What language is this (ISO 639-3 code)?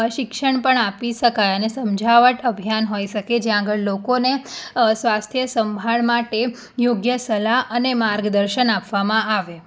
guj